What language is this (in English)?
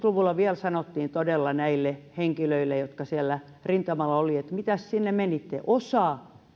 Finnish